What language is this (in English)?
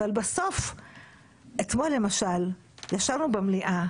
Hebrew